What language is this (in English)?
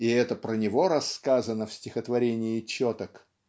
Russian